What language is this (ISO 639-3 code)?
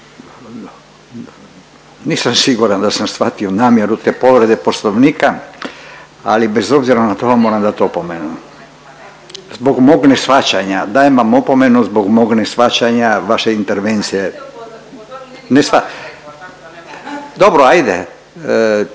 hrv